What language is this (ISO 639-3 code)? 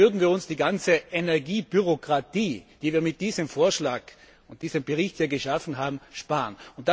deu